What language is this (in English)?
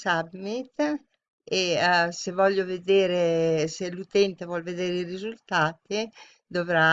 Italian